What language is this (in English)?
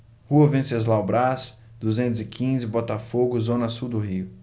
Portuguese